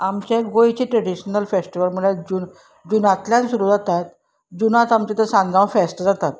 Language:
Konkani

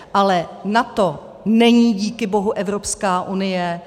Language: Czech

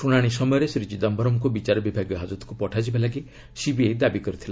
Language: Odia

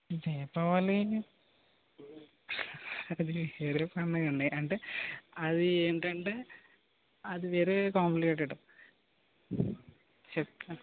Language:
Telugu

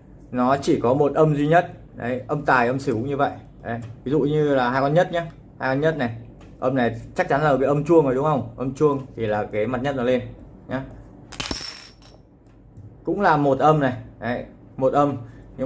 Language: Vietnamese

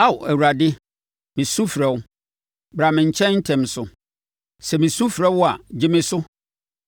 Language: Akan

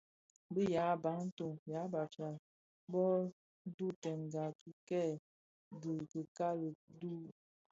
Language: Bafia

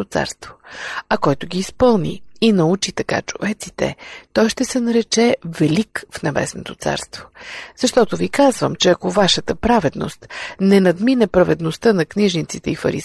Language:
Bulgarian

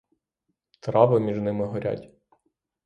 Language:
Ukrainian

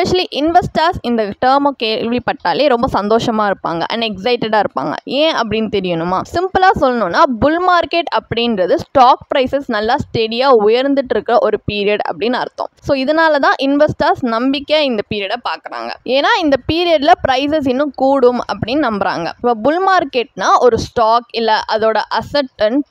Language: Tamil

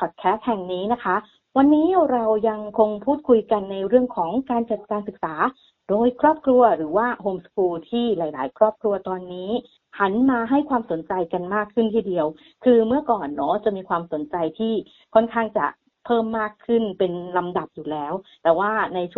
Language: Thai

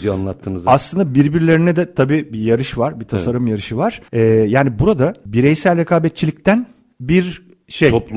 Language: Turkish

